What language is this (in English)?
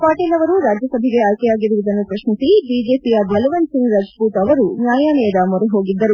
Kannada